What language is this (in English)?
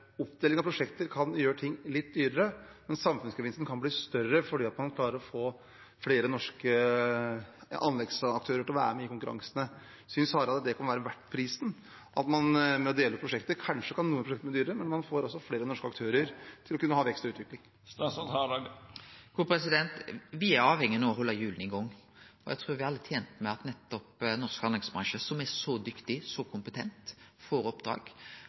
Norwegian